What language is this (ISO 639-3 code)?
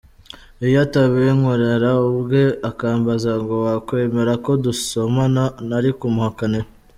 kin